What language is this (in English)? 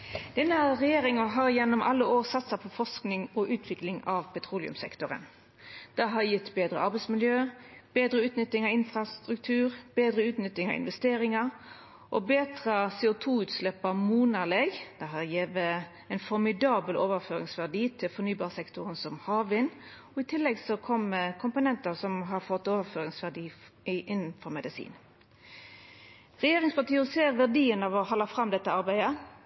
Norwegian Nynorsk